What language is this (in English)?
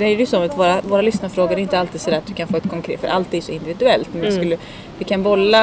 Swedish